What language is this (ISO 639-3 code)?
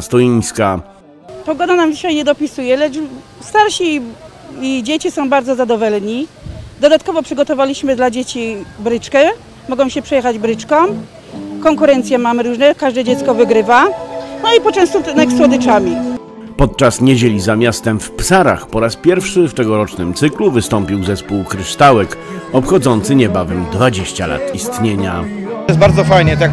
pol